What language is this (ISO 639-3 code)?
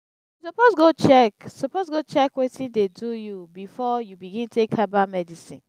pcm